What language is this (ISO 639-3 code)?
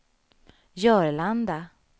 swe